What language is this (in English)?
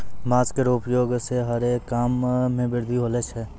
Maithili